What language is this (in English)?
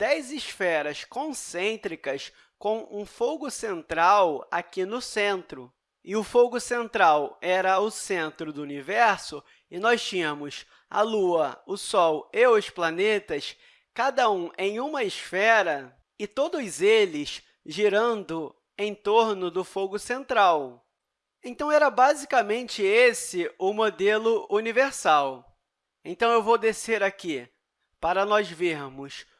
Portuguese